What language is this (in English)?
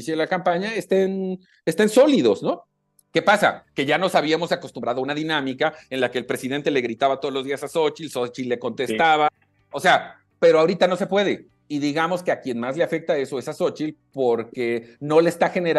Spanish